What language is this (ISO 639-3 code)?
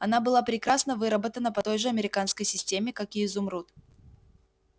rus